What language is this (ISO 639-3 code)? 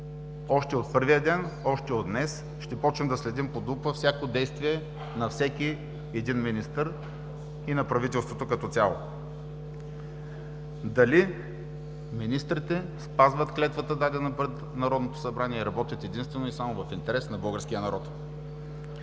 bul